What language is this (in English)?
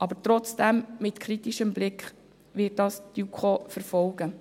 Swiss German